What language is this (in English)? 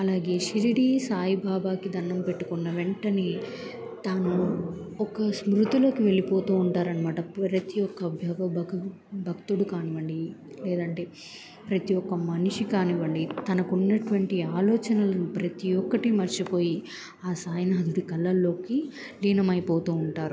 Telugu